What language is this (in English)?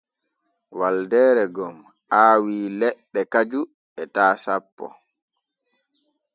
Borgu Fulfulde